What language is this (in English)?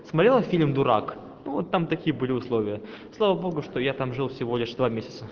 Russian